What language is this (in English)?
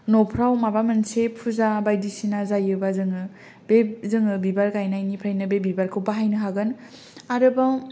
Bodo